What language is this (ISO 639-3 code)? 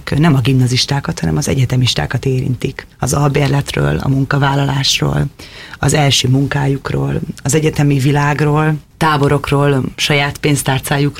hun